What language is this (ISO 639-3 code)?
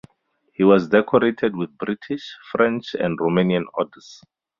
eng